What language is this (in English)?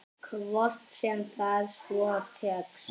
Icelandic